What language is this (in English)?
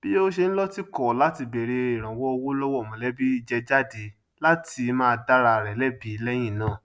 Yoruba